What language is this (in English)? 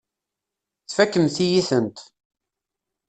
Kabyle